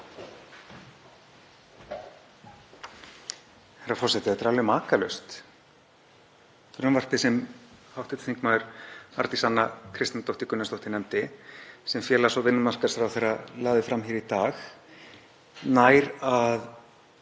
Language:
Icelandic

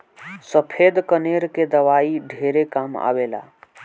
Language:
Bhojpuri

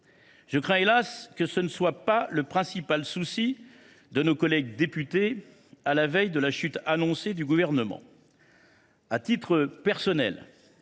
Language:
French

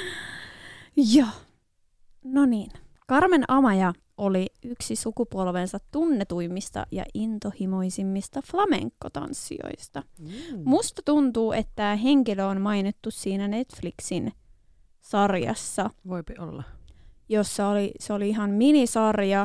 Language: Finnish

